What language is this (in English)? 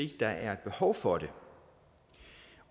Danish